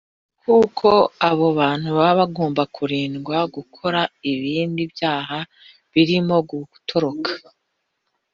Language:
Kinyarwanda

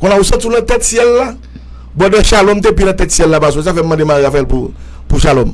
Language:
French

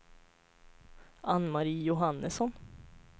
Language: Swedish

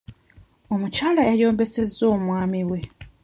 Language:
Ganda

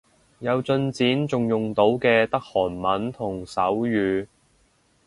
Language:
Cantonese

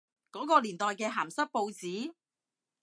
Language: Cantonese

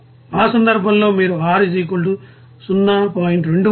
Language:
Telugu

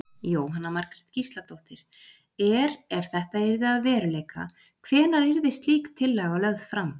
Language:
Icelandic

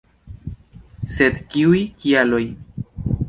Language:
Esperanto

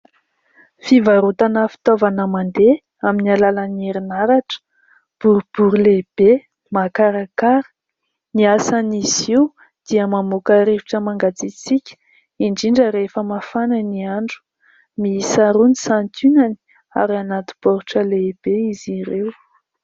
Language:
Malagasy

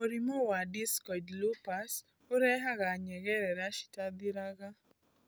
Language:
Kikuyu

